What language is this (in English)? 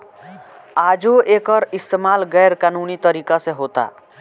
Bhojpuri